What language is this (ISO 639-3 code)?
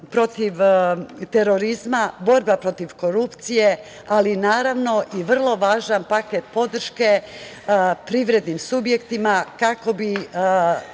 srp